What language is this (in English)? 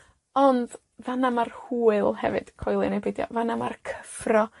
Welsh